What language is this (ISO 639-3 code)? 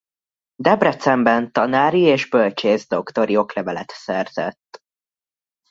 hun